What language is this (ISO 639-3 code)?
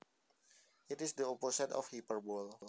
jav